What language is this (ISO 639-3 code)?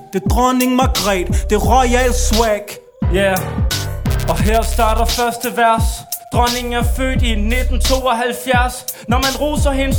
dan